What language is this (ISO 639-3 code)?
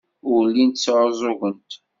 kab